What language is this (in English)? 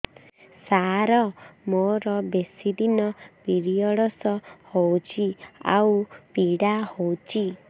Odia